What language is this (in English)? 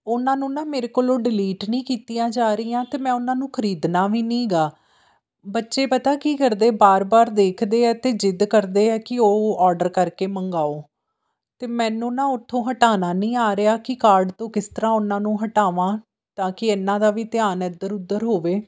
Punjabi